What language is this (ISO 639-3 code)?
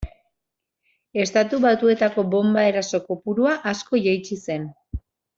eus